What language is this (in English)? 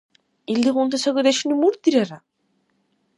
Dargwa